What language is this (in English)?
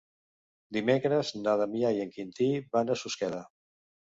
Catalan